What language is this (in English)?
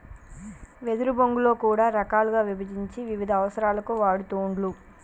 Telugu